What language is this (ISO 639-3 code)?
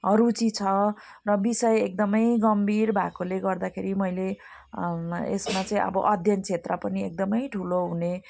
nep